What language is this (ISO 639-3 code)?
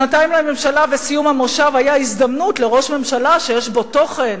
heb